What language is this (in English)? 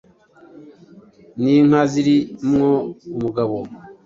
Kinyarwanda